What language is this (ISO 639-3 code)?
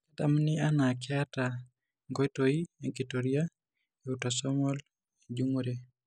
mas